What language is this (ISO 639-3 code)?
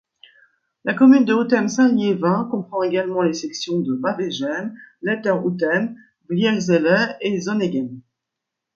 fra